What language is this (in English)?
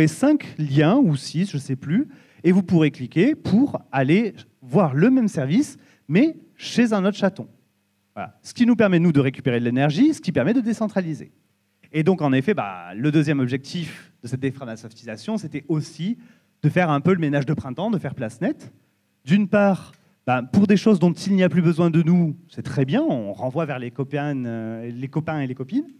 French